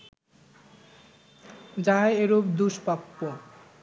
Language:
Bangla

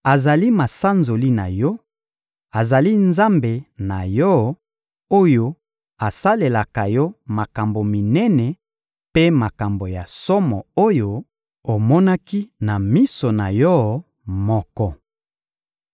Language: Lingala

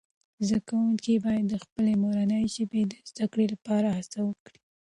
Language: Pashto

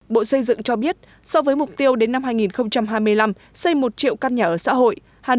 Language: Vietnamese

